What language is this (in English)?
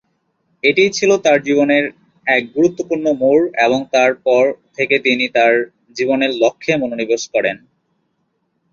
Bangla